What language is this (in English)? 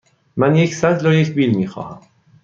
Persian